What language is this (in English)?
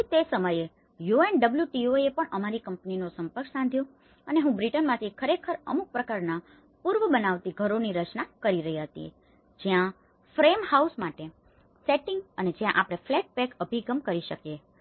Gujarati